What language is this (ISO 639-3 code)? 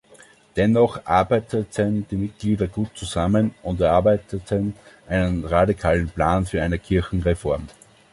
deu